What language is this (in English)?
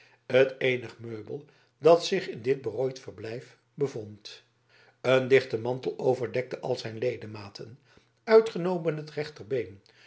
Dutch